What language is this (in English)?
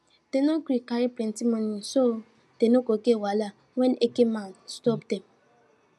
Nigerian Pidgin